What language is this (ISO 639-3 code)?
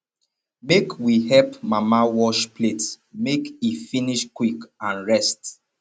pcm